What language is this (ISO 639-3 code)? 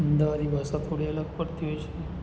guj